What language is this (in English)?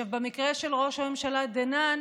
Hebrew